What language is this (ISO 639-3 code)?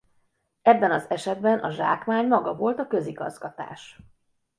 hun